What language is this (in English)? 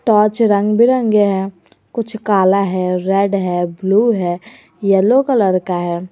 Hindi